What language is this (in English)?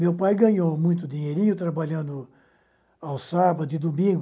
Portuguese